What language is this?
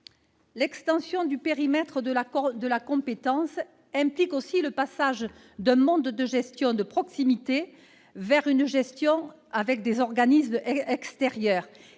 French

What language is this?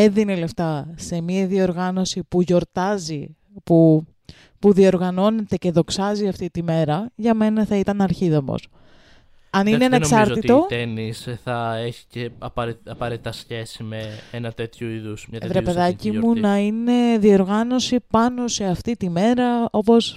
Greek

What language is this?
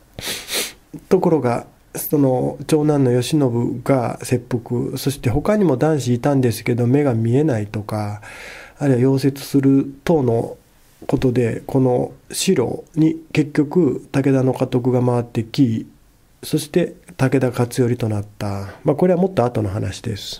Japanese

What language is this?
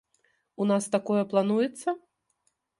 Belarusian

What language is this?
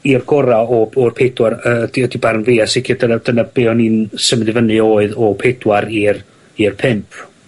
Welsh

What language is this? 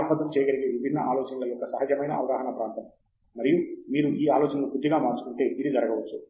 Telugu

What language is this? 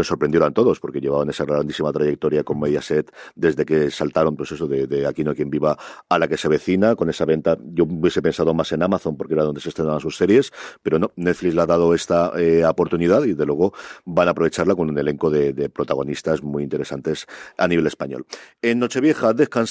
Spanish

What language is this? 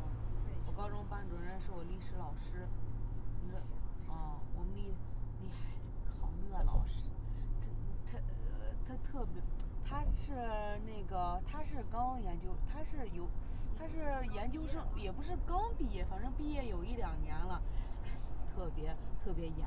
Chinese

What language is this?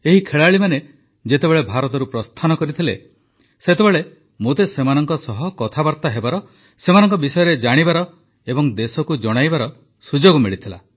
Odia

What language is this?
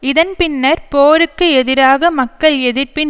Tamil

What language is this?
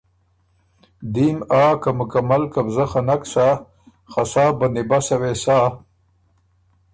Ormuri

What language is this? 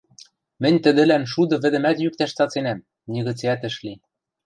Western Mari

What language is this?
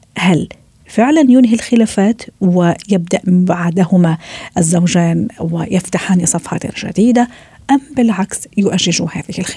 Arabic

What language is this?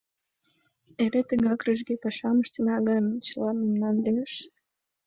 Mari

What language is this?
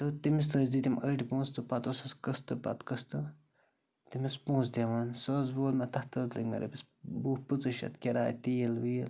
Kashmiri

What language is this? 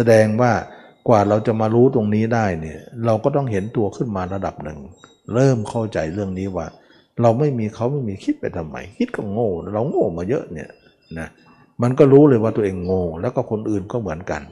Thai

